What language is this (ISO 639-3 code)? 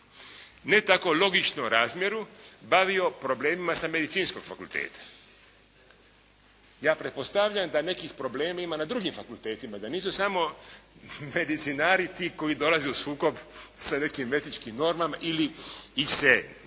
hrv